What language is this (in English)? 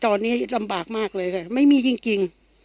Thai